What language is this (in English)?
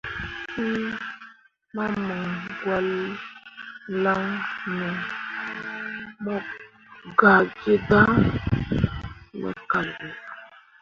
Mundang